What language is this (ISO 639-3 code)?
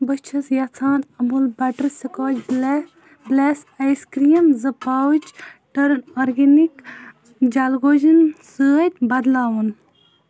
kas